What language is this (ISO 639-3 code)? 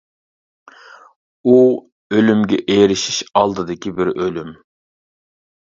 uig